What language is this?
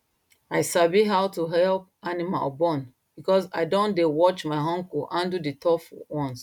Nigerian Pidgin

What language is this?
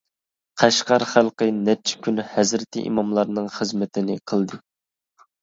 Uyghur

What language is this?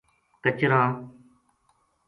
Gujari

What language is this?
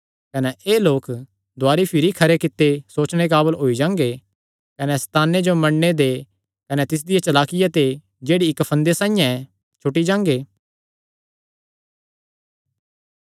Kangri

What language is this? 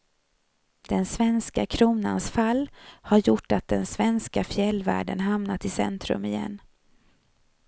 Swedish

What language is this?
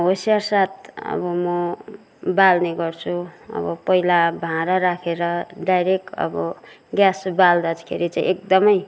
Nepali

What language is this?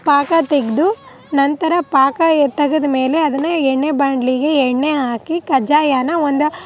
Kannada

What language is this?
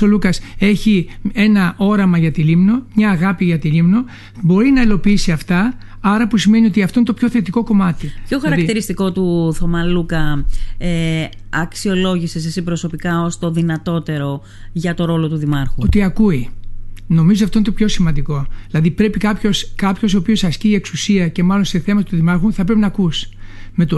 Greek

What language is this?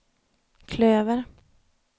Swedish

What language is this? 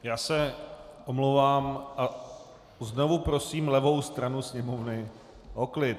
Czech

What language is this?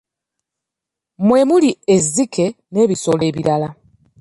Ganda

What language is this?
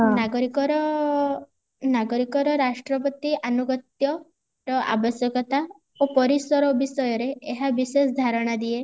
Odia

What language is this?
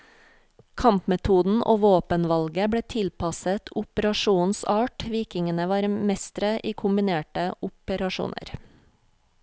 Norwegian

